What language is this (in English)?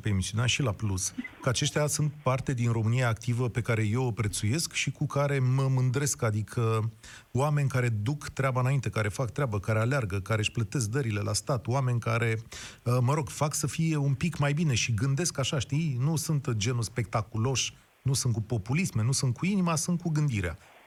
Romanian